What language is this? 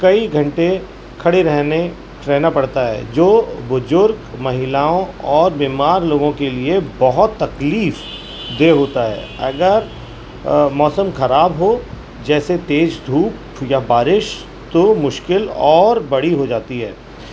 Urdu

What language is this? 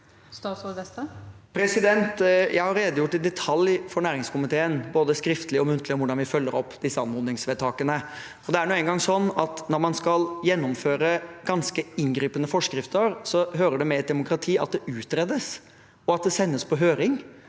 Norwegian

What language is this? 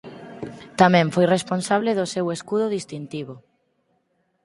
Galician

